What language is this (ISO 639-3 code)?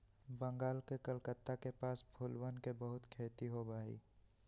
mag